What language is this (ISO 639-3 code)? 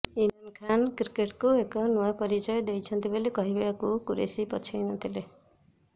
ori